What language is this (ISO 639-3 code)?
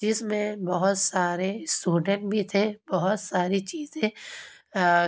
urd